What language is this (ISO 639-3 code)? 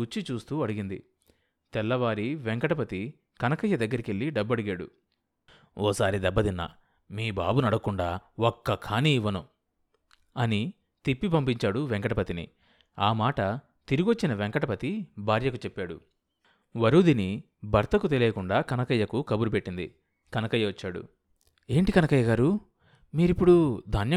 tel